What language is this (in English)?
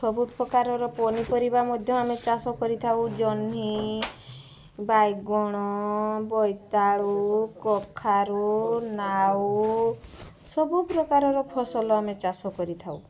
Odia